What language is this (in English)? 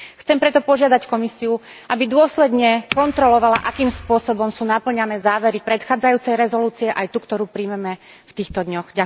Slovak